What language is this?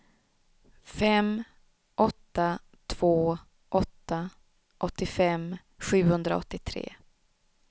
Swedish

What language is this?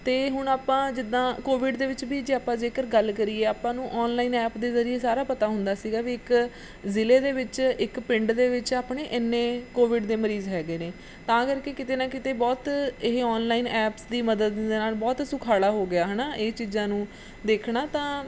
Punjabi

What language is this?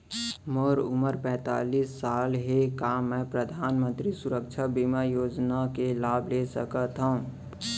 Chhattisgarhi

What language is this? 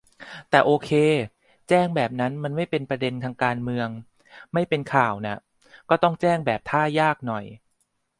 Thai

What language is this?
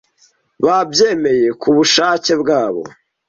Kinyarwanda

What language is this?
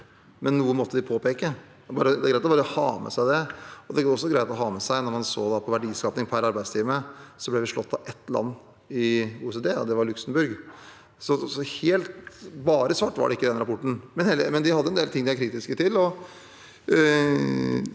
Norwegian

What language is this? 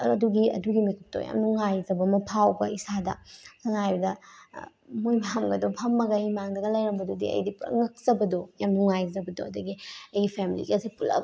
Manipuri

